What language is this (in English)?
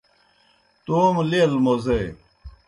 Kohistani Shina